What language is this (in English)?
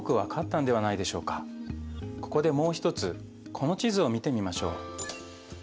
Japanese